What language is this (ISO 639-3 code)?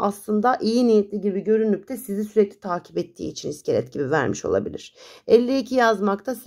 tur